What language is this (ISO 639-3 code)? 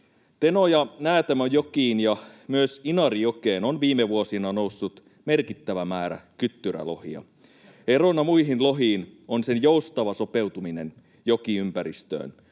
fin